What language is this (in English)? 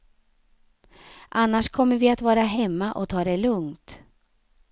Swedish